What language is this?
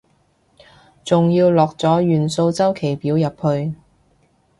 Cantonese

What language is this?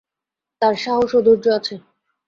Bangla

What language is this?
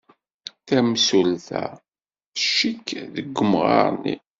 Kabyle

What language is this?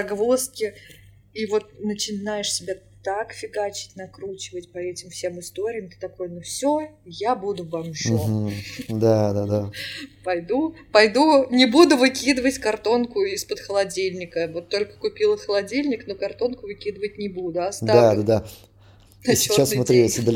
Russian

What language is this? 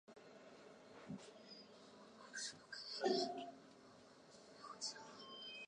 Chinese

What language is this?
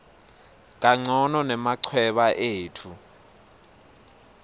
Swati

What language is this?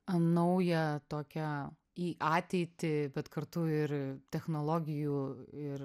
Lithuanian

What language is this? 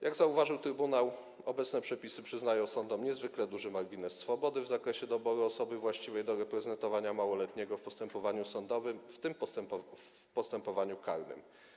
Polish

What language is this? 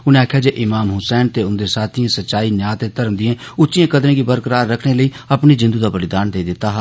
Dogri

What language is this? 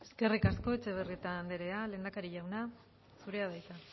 Basque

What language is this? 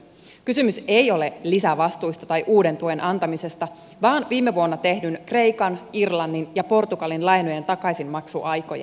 Finnish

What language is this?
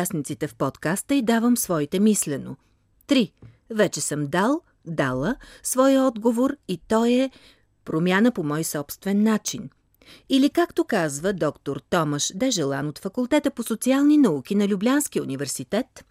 Bulgarian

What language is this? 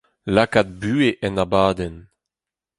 Breton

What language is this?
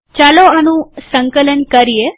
Gujarati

